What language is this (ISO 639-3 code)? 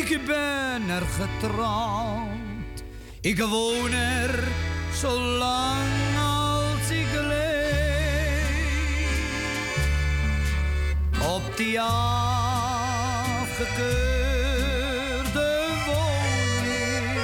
nld